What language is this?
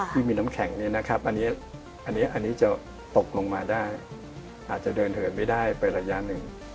Thai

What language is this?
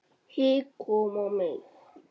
Icelandic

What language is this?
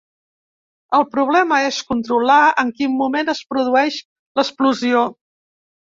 Catalan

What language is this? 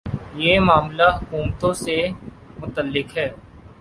Urdu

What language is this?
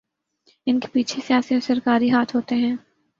Urdu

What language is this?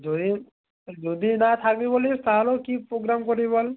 Bangla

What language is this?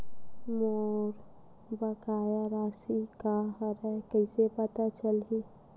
Chhattisgarhi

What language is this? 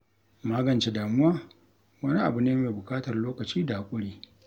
Hausa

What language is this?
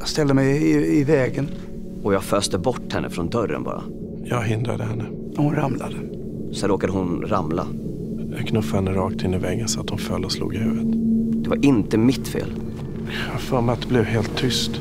Swedish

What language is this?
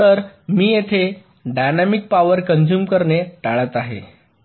Marathi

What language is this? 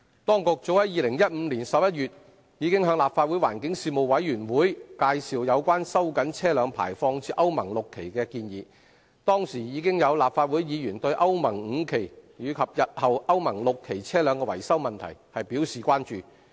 Cantonese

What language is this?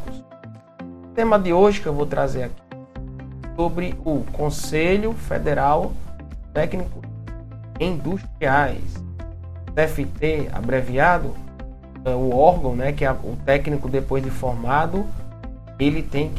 Portuguese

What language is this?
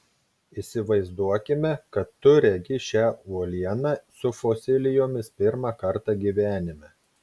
Lithuanian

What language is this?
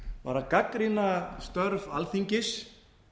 Icelandic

